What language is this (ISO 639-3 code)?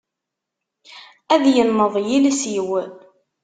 kab